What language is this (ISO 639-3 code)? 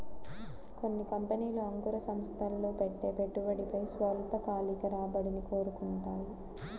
tel